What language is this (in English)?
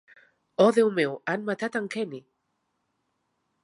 Catalan